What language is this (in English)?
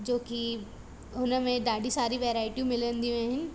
Sindhi